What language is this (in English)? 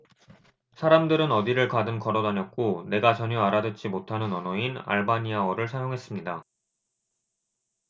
Korean